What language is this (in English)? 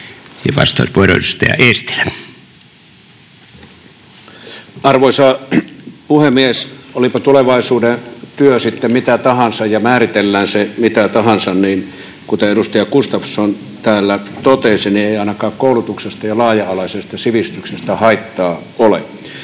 Finnish